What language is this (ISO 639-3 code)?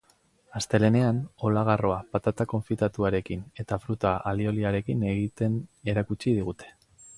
eus